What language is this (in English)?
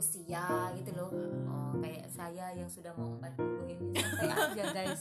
Indonesian